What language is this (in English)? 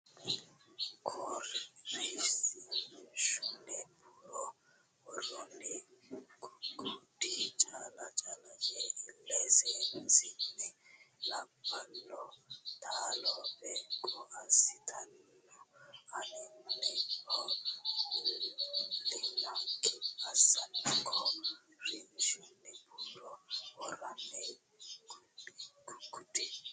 Sidamo